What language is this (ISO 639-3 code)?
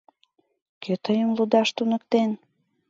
chm